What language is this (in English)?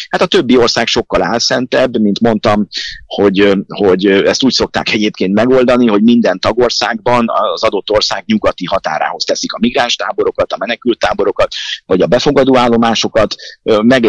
Hungarian